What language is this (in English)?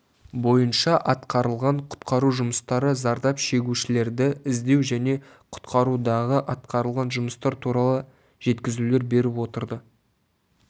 Kazakh